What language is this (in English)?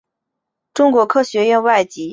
Chinese